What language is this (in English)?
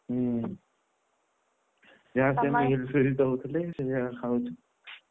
Odia